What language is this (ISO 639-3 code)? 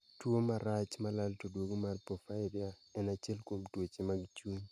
luo